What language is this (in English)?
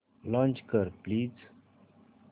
Marathi